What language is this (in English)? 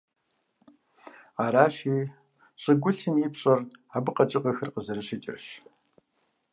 Kabardian